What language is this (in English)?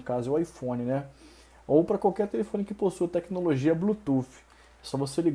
Portuguese